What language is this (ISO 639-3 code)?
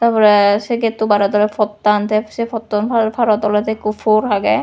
ccp